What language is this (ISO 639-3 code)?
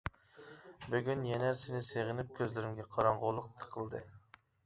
uig